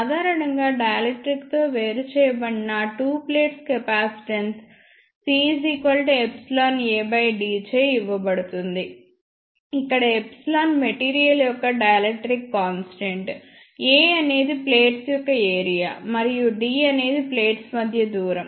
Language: Telugu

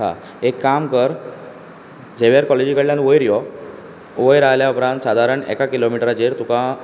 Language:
Konkani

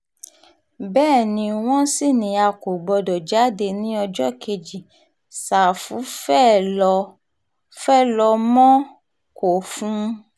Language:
Yoruba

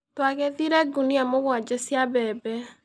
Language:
Kikuyu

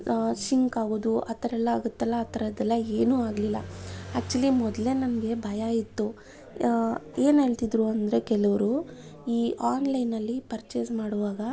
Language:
Kannada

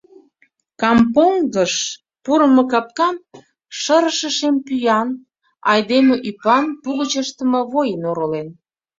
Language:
Mari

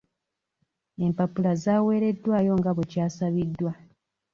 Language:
Ganda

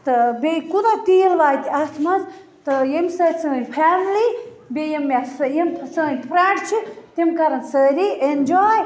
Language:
Kashmiri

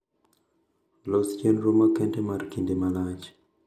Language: Luo (Kenya and Tanzania)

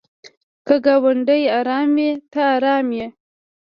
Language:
Pashto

